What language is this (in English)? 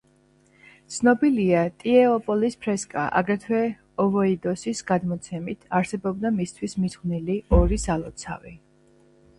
Georgian